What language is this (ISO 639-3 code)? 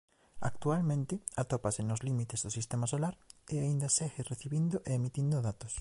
glg